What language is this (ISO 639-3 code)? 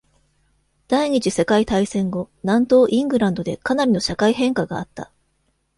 jpn